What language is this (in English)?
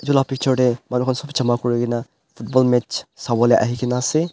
Naga Pidgin